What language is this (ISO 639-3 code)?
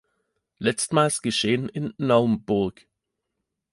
deu